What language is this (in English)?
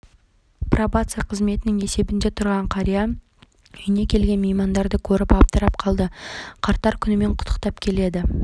Kazakh